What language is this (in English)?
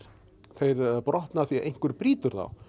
Icelandic